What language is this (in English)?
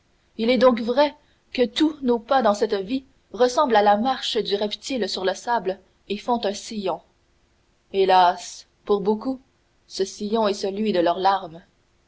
French